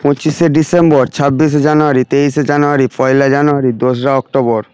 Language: Bangla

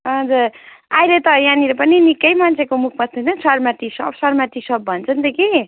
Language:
Nepali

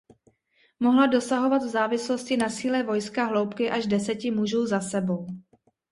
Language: Czech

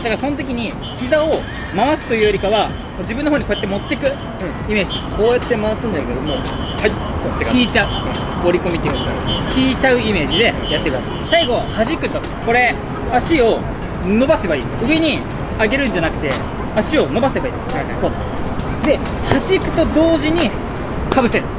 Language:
Japanese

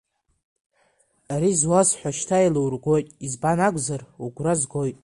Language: Abkhazian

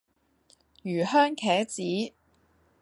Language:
Cantonese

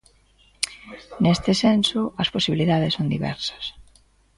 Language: Galician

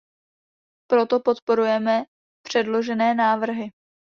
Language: Czech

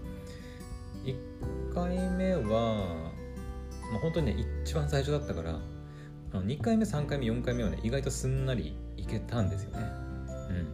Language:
Japanese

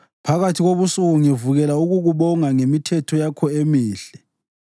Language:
North Ndebele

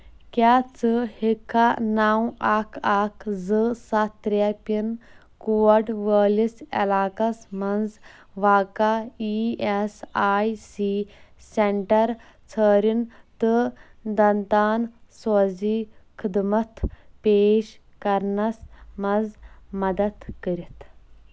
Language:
Kashmiri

